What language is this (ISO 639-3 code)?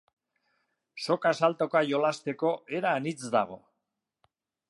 eus